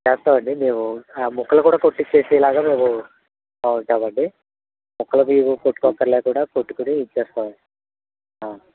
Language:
Telugu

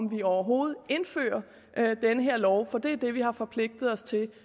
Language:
Danish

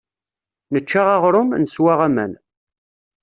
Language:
Kabyle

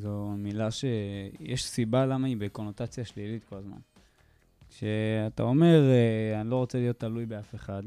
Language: Hebrew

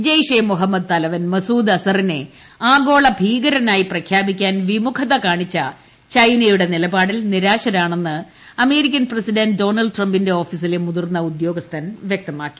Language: Malayalam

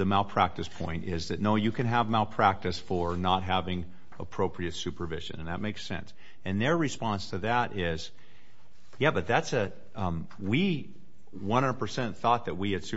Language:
English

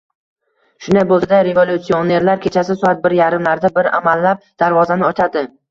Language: Uzbek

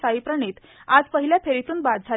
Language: Marathi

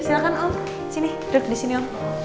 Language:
Indonesian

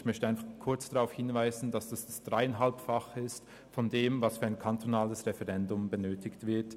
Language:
Swiss German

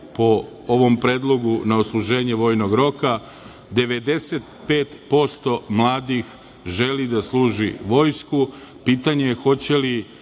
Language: Serbian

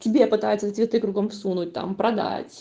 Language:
Russian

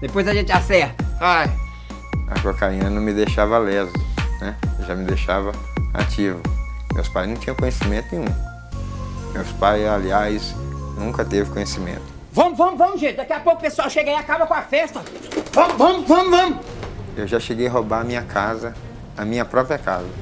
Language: Portuguese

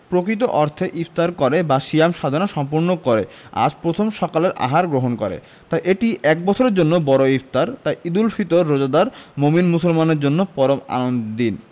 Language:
Bangla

